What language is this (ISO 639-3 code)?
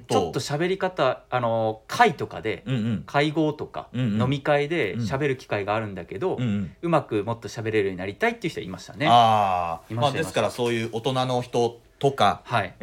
jpn